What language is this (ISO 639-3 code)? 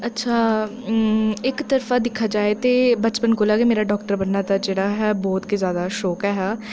doi